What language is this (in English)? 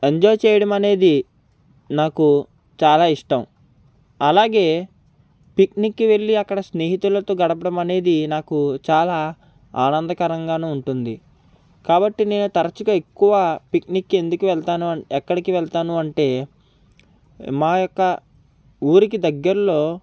Telugu